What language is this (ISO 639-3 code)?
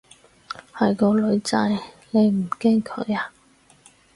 yue